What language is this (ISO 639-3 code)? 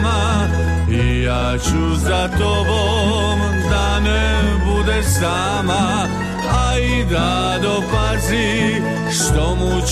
hrv